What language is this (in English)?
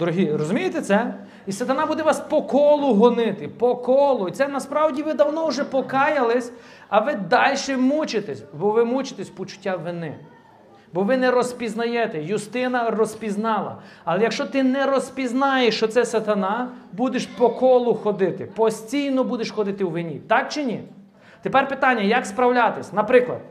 Ukrainian